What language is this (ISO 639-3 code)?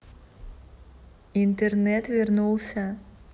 rus